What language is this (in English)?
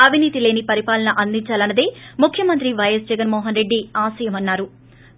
Telugu